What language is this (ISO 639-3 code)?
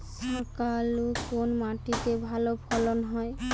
ben